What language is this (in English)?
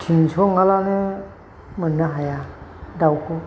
Bodo